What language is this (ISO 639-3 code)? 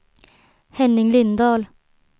swe